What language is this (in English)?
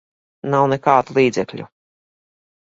Latvian